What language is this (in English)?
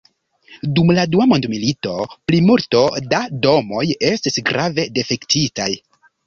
Esperanto